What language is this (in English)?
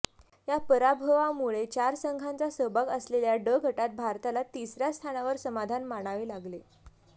Marathi